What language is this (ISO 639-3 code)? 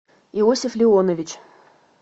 rus